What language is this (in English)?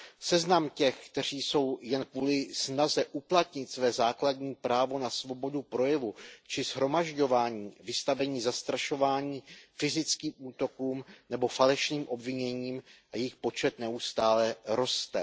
Czech